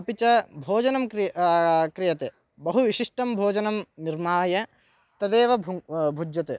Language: Sanskrit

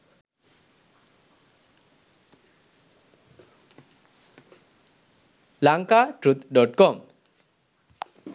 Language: Sinhala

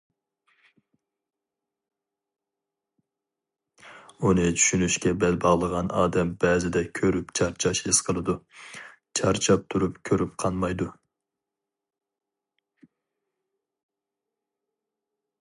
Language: Uyghur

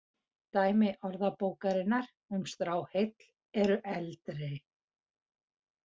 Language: Icelandic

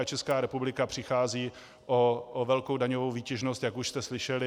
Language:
Czech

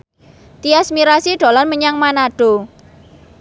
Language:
Javanese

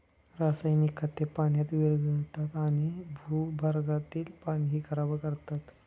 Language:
Marathi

